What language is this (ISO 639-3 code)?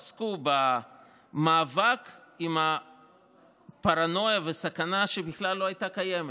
heb